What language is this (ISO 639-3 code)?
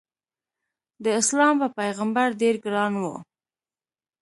pus